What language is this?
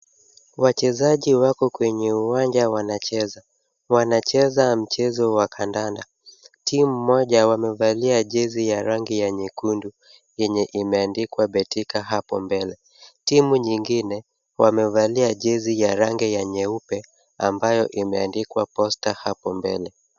Swahili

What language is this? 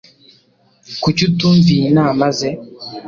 Kinyarwanda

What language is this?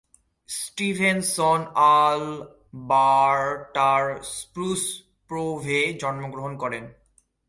Bangla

